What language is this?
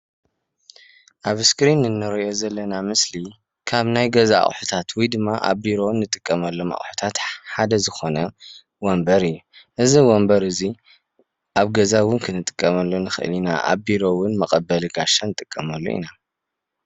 Tigrinya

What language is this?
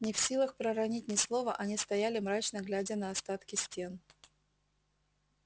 Russian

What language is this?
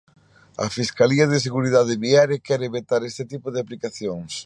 Galician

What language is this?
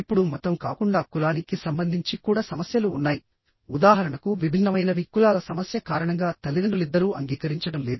Telugu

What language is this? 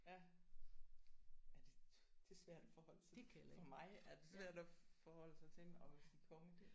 Danish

